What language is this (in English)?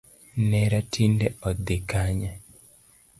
Luo (Kenya and Tanzania)